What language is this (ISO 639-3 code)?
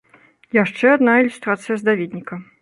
bel